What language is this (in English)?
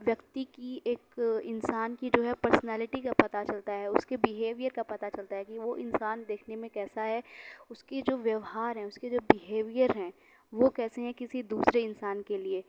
Urdu